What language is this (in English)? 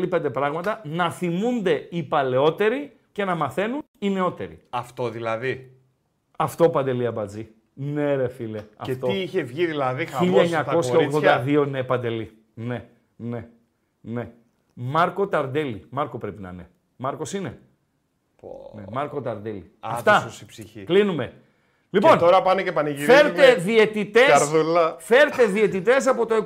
Greek